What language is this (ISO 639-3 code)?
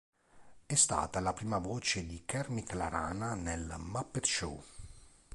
ita